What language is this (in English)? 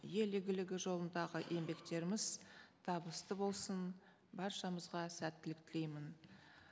Kazakh